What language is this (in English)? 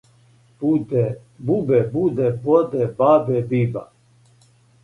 Serbian